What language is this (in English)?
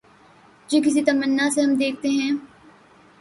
Urdu